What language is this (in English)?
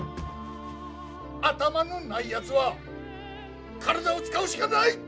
Japanese